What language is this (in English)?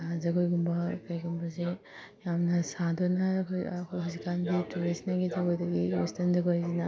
Manipuri